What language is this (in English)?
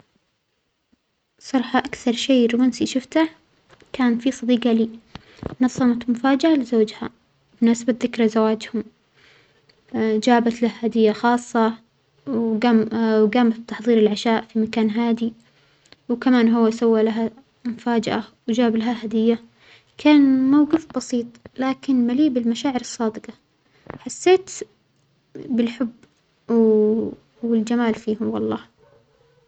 Omani Arabic